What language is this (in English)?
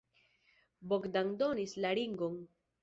Esperanto